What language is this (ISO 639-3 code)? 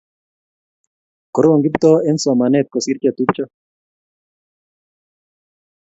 kln